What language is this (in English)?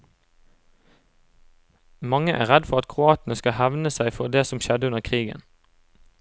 Norwegian